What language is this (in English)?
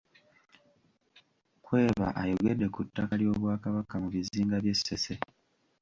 Ganda